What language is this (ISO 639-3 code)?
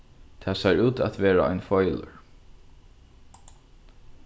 fao